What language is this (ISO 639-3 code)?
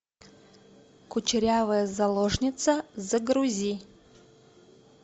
rus